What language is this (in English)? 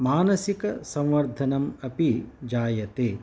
Sanskrit